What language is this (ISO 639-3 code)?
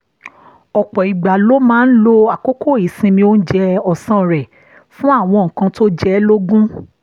yor